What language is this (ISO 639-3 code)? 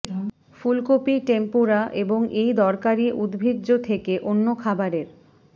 ben